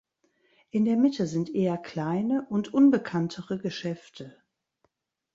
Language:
German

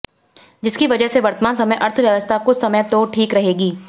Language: Hindi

